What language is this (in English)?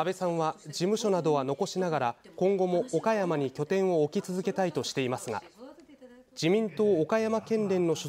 Japanese